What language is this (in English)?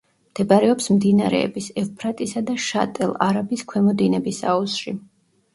Georgian